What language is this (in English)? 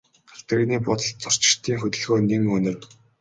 Mongolian